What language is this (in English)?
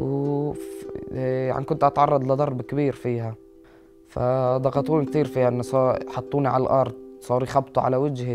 Arabic